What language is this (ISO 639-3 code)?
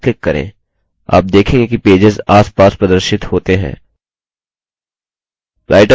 hin